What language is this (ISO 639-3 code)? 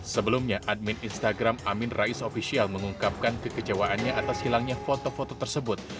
ind